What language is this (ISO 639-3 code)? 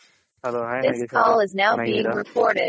kan